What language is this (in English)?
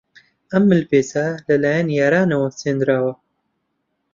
Central Kurdish